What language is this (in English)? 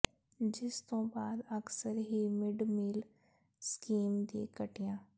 Punjabi